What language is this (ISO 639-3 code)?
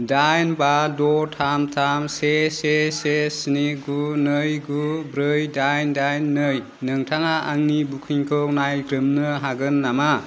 brx